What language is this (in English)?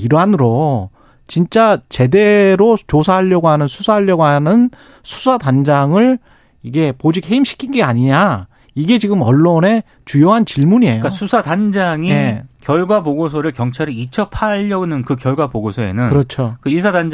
Korean